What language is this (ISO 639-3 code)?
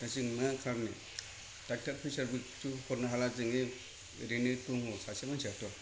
brx